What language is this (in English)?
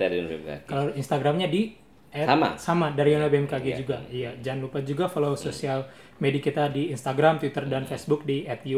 Indonesian